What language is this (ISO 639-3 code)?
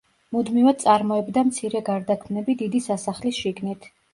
kat